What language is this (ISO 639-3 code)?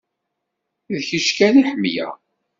kab